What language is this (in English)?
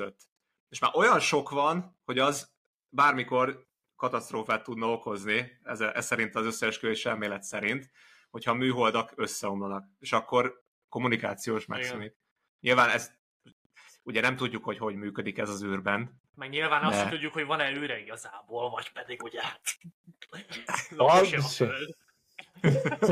Hungarian